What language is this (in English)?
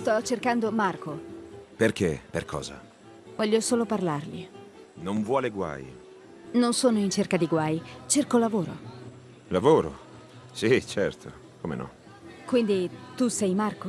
Italian